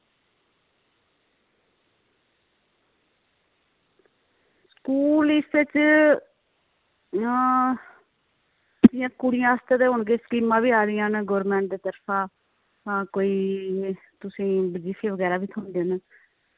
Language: Dogri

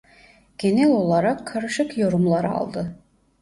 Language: Turkish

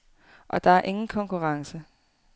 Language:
Danish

